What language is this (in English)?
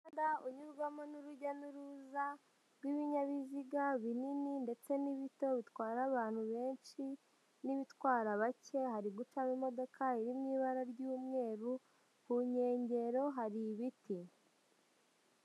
Kinyarwanda